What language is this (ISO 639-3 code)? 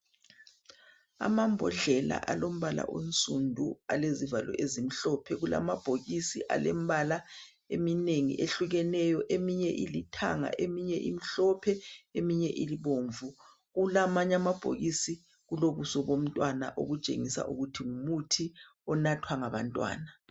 nde